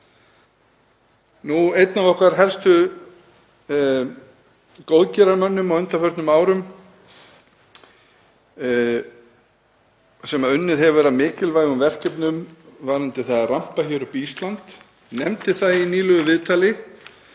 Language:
Icelandic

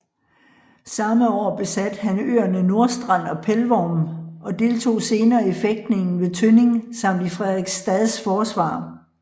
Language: Danish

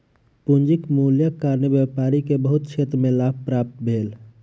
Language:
Maithili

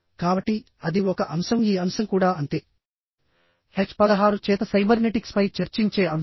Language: Telugu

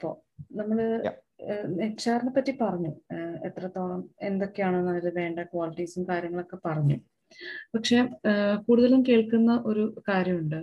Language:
Malayalam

